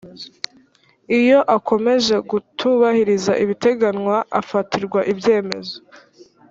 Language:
Kinyarwanda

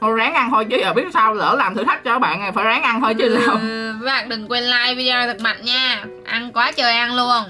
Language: Vietnamese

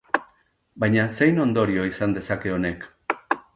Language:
Basque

